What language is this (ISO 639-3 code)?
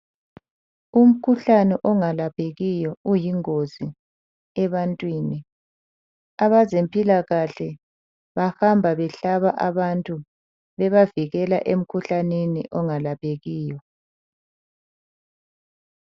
nde